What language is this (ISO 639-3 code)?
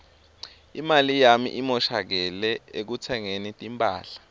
ssw